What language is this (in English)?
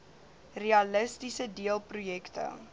Afrikaans